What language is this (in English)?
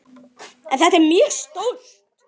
Icelandic